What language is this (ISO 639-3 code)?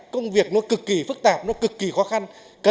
vie